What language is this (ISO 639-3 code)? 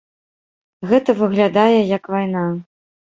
bel